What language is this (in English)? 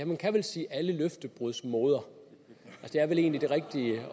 Danish